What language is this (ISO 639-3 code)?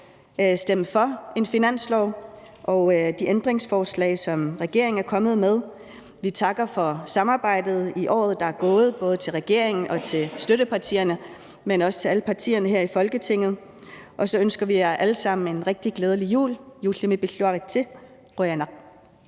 dan